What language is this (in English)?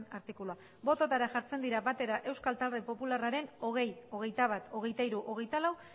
Basque